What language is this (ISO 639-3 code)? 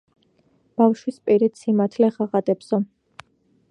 kat